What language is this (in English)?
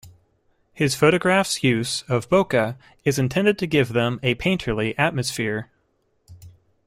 English